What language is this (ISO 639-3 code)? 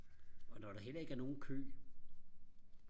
dan